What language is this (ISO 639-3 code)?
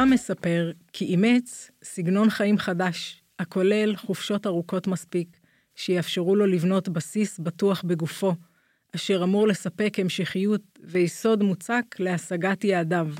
heb